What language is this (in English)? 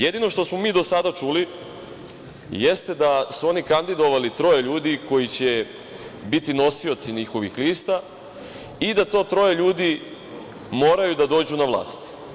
Serbian